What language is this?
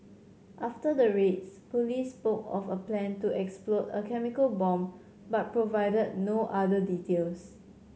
English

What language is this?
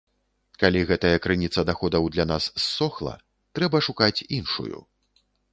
Belarusian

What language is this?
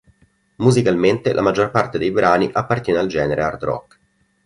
Italian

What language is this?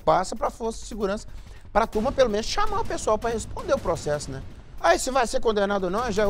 Portuguese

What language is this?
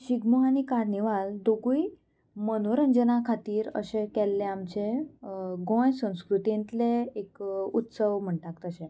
Konkani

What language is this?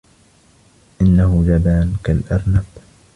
Arabic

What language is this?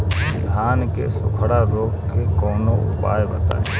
Bhojpuri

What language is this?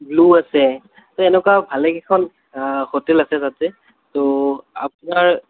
Assamese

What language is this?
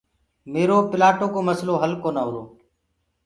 Gurgula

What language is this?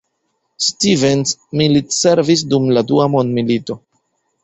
Esperanto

